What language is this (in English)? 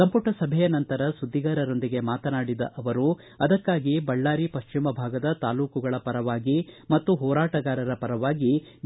Kannada